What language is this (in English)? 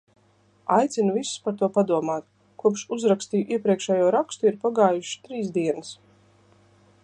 Latvian